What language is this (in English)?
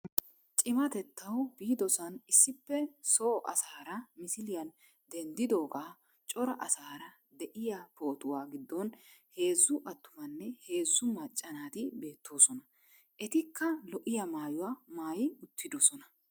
Wolaytta